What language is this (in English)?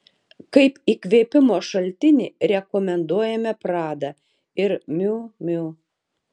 Lithuanian